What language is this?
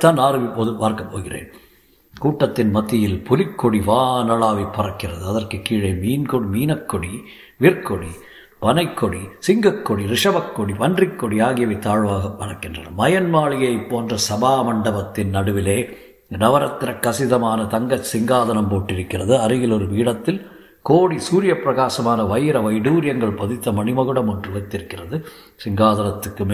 Tamil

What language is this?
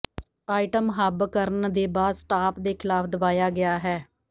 Punjabi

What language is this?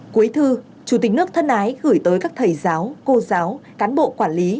Vietnamese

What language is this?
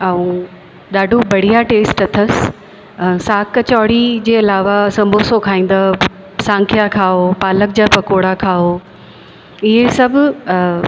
Sindhi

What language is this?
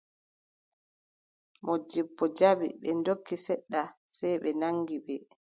Adamawa Fulfulde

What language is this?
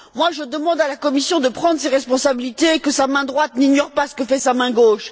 French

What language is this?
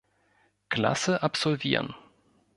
German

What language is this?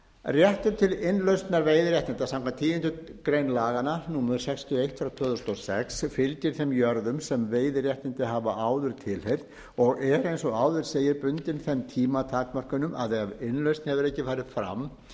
Icelandic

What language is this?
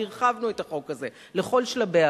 Hebrew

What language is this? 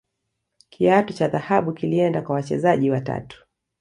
Swahili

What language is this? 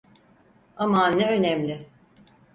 Turkish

